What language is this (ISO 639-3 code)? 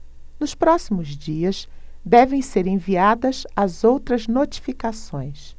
por